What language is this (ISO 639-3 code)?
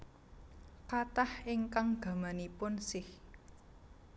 jav